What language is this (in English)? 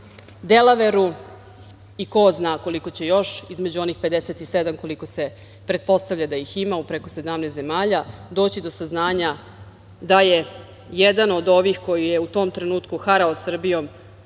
Serbian